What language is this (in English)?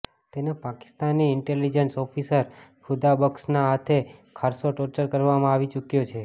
Gujarati